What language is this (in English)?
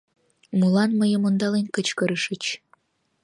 Mari